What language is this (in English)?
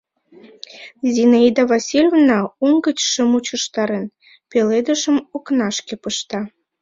Mari